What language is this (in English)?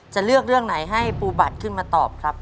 Thai